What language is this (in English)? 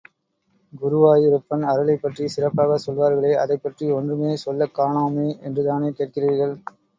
Tamil